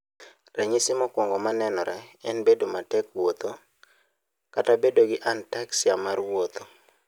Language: Luo (Kenya and Tanzania)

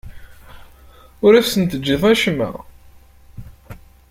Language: Kabyle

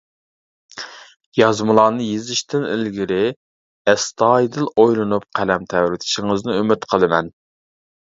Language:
Uyghur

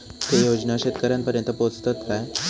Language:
Marathi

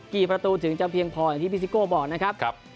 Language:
Thai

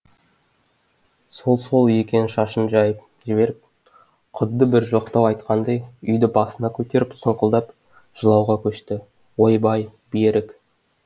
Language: Kazakh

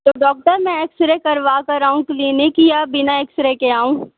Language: Urdu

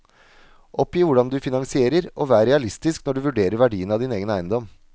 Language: Norwegian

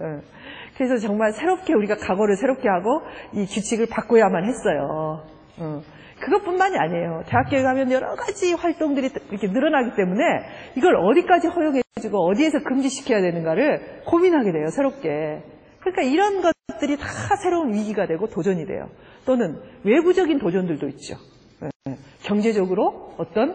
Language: Korean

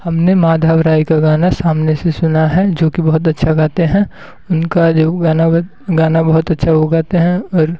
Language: Hindi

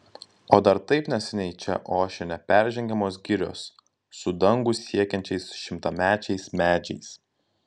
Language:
Lithuanian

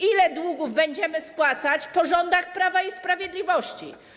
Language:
Polish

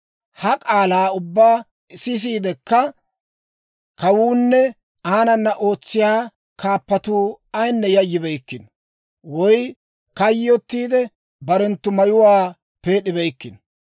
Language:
Dawro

